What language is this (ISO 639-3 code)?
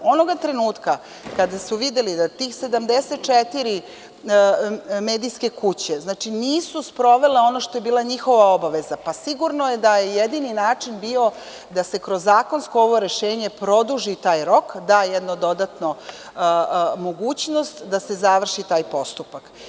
srp